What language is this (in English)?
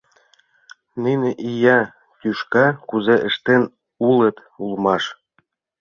Mari